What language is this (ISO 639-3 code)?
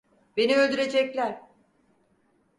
tur